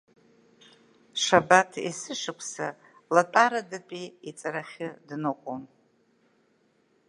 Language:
Abkhazian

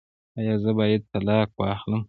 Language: Pashto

